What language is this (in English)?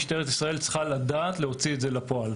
Hebrew